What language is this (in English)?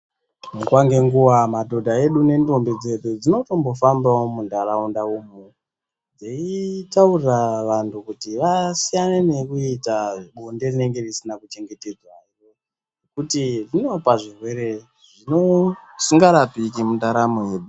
Ndau